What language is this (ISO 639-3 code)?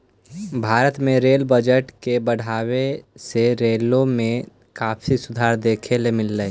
mag